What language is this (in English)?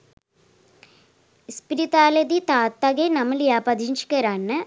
Sinhala